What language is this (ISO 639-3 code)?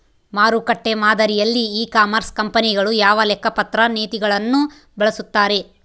kan